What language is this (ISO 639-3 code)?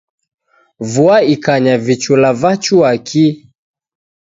dav